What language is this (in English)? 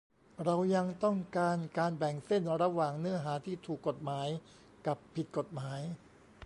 Thai